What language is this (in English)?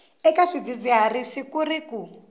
Tsonga